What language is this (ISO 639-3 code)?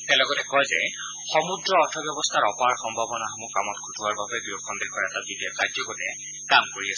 asm